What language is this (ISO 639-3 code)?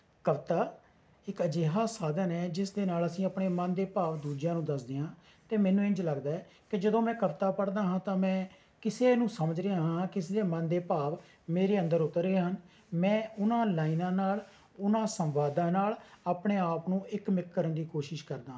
pan